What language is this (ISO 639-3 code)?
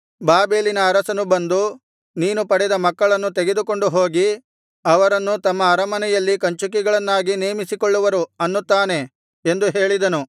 kan